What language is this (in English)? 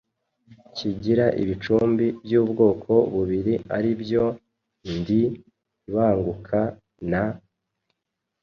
Kinyarwanda